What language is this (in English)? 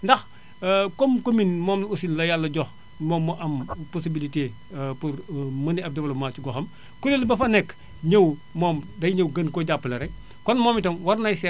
Wolof